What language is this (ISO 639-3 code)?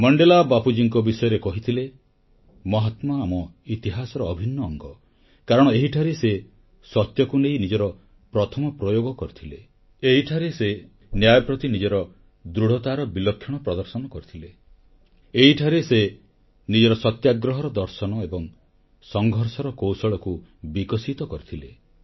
ori